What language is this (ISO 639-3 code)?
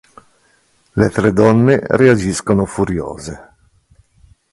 ita